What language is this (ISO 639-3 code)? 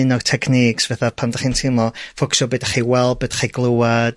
cym